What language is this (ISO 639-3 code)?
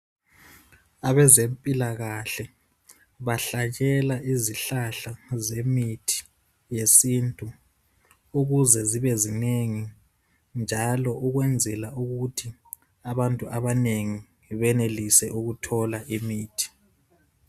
nde